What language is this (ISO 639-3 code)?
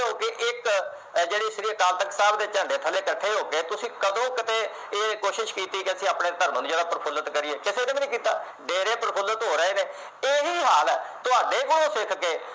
pan